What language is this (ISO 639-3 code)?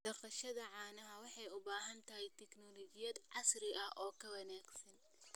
som